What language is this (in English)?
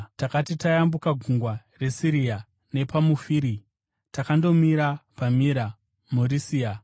Shona